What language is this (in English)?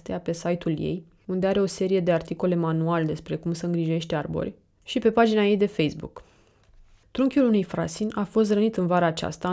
Romanian